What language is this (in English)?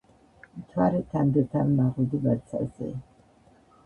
Georgian